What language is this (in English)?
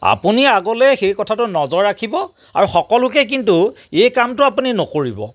Assamese